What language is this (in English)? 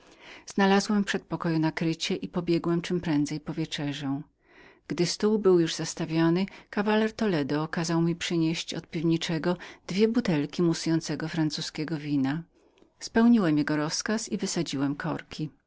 Polish